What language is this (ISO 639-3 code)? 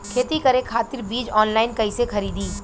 bho